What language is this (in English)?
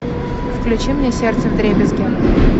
Russian